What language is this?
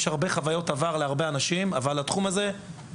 Hebrew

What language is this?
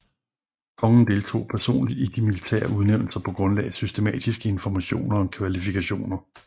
Danish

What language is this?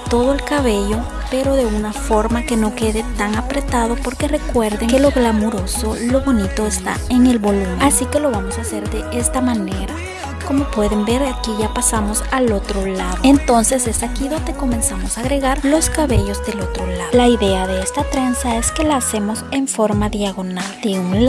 Spanish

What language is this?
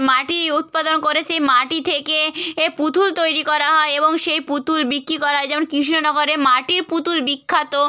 Bangla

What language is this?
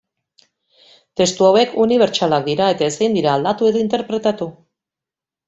Basque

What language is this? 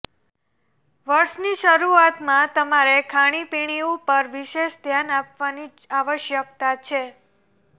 Gujarati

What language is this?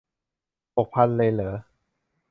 Thai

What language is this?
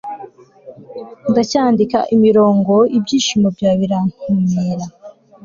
Kinyarwanda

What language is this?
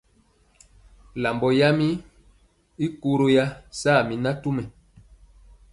Mpiemo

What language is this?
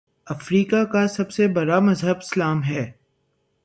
Urdu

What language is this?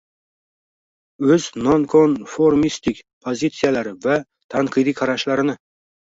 Uzbek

